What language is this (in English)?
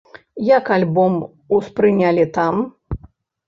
Belarusian